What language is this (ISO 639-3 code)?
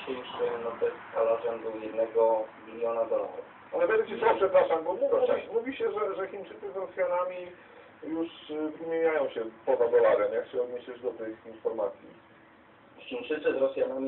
pol